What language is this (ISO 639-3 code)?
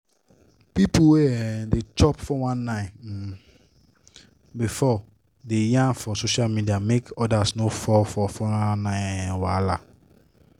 pcm